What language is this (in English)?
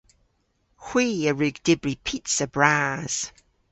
Cornish